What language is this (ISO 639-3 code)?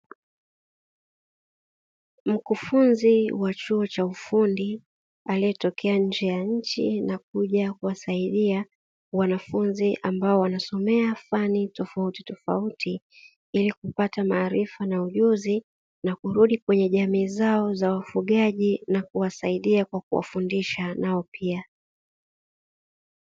swa